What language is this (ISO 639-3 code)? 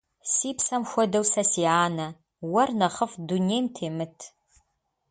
kbd